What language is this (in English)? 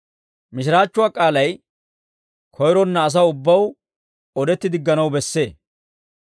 Dawro